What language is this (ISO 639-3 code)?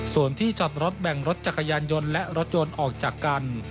tha